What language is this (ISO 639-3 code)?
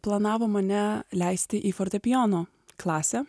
lit